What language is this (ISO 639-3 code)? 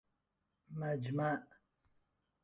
fas